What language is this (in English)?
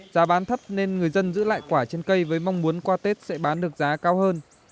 Vietnamese